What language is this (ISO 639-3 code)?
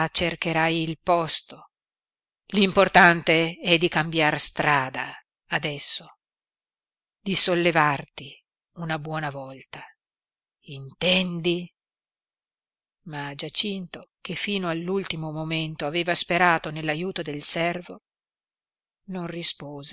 ita